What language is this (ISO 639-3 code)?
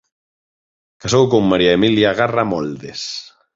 glg